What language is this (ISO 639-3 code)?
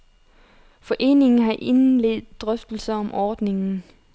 dan